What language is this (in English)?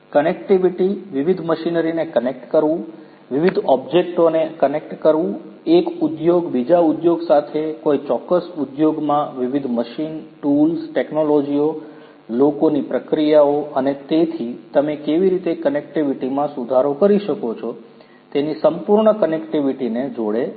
Gujarati